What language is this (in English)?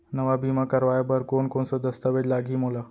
Chhattisgarhi